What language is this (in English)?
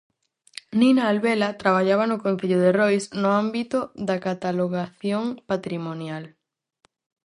Galician